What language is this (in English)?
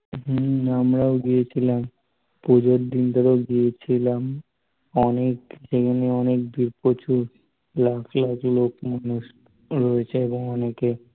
Bangla